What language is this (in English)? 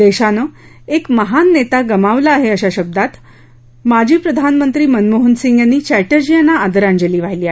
Marathi